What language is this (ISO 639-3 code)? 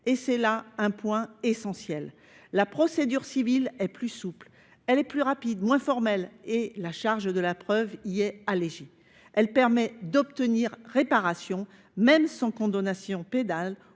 fra